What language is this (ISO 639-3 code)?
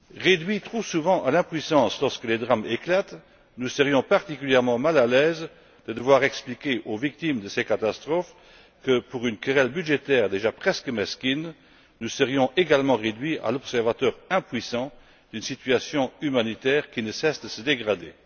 fra